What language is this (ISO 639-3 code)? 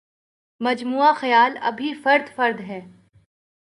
urd